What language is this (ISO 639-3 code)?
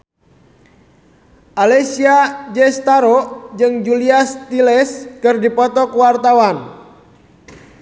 sun